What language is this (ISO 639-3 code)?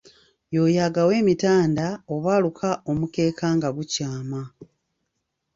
lug